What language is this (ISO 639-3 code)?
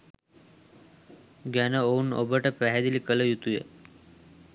sin